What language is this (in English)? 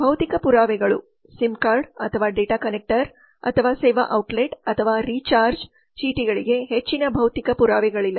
Kannada